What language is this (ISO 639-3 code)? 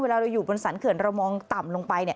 tha